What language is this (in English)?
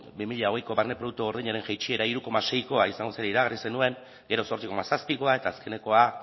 Basque